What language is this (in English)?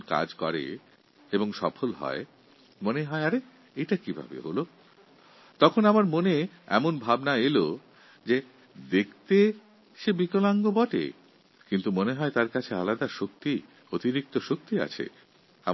Bangla